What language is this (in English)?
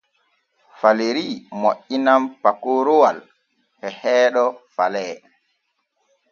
Borgu Fulfulde